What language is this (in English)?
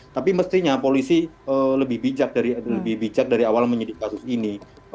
Indonesian